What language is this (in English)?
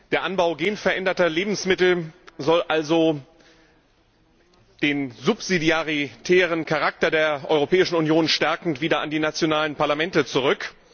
German